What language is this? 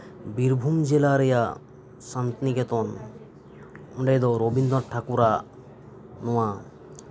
Santali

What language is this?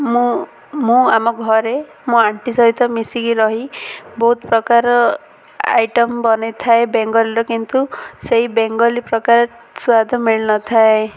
Odia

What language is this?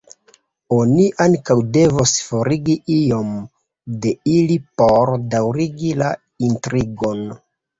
Esperanto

